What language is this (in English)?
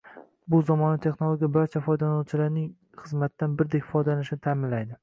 Uzbek